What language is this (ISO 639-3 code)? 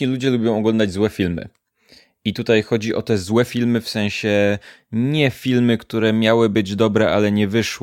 pol